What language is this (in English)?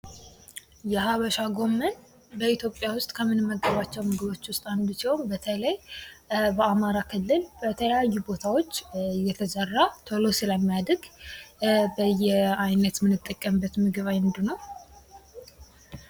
Amharic